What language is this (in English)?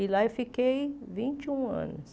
Portuguese